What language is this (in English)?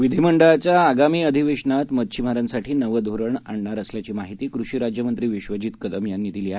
Marathi